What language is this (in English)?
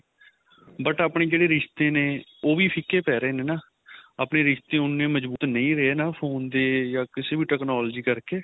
Punjabi